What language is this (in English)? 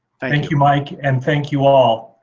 English